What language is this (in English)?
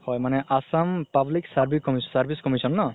Assamese